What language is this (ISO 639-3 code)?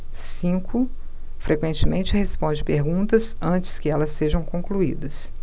por